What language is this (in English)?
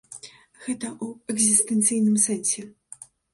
Belarusian